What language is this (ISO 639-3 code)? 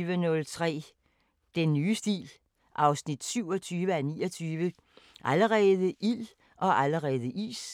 dan